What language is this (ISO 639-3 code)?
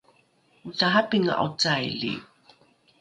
dru